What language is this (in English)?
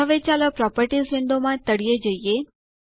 Gujarati